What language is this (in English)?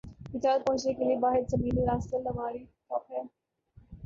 Urdu